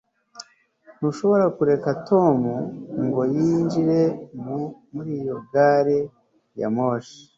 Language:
Kinyarwanda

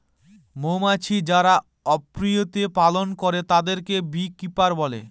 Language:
Bangla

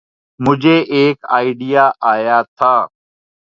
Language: Urdu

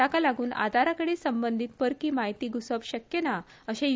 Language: Konkani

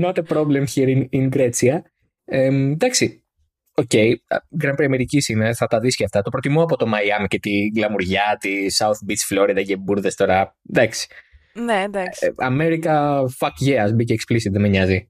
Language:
Greek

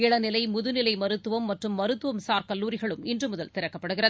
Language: Tamil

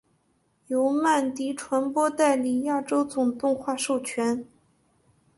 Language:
Chinese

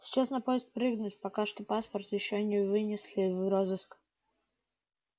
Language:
Russian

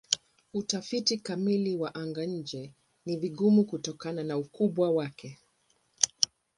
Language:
Swahili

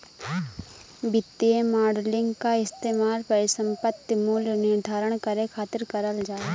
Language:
Bhojpuri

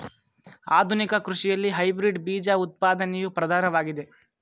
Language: Kannada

